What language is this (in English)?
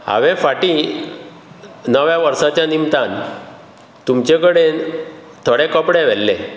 Konkani